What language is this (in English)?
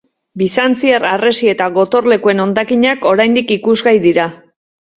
Basque